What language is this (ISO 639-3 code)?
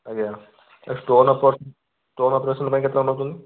ori